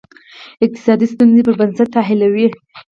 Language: Pashto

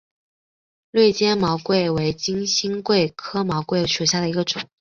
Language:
Chinese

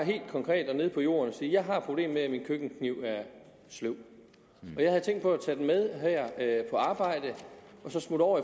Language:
Danish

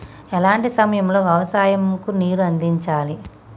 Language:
Telugu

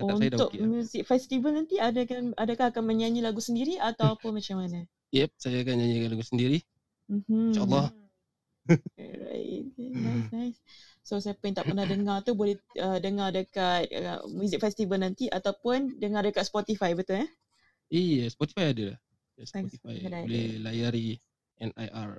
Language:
Malay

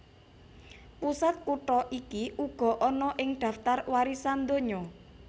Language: Javanese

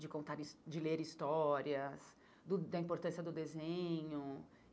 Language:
Portuguese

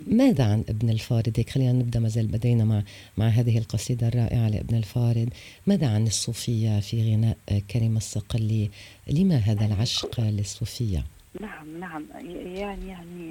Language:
Arabic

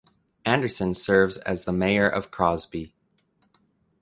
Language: English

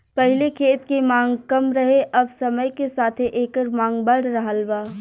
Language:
Bhojpuri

